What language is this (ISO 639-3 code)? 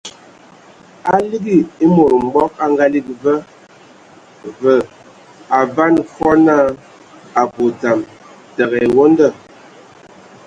ewo